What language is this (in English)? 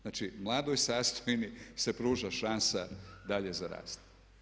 Croatian